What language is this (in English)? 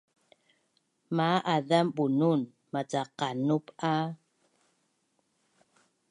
Bunun